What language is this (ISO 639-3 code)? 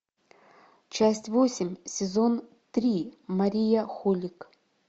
rus